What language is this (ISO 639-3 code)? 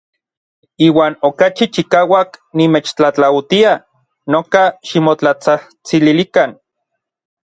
nlv